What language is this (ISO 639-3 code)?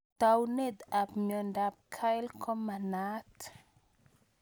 kln